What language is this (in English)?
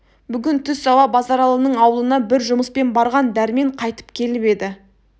Kazakh